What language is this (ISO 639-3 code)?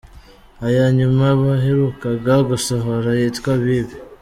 kin